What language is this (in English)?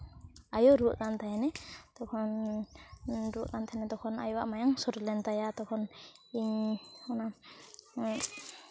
Santali